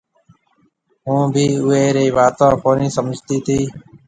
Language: Marwari (Pakistan)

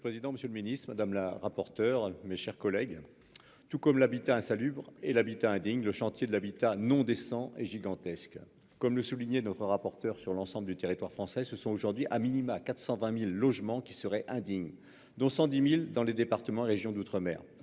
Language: French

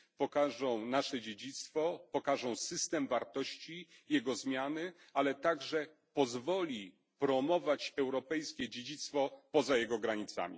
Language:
Polish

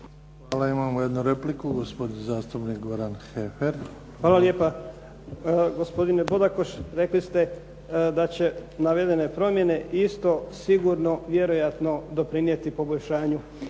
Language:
Croatian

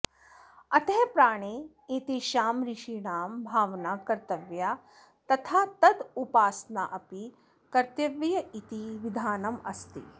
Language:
Sanskrit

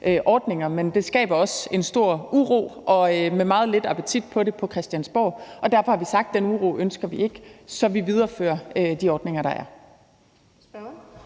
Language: Danish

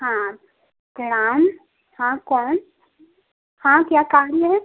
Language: Hindi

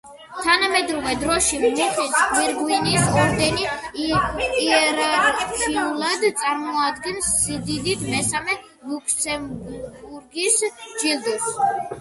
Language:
Georgian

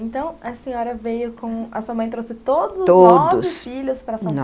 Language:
Portuguese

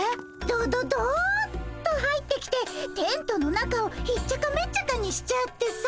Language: Japanese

